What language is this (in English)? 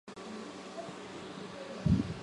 Chinese